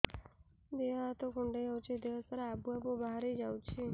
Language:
Odia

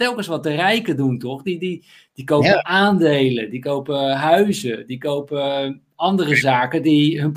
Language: Dutch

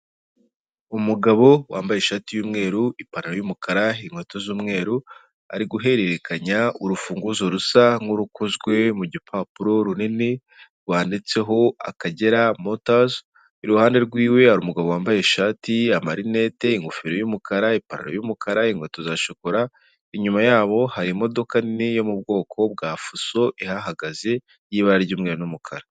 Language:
Kinyarwanda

